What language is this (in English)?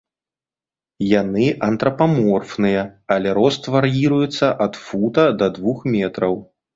Belarusian